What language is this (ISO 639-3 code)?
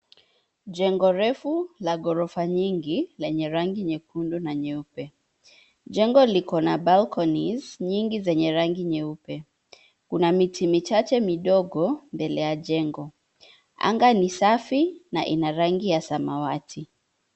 swa